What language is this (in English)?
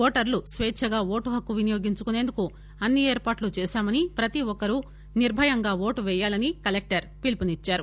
Telugu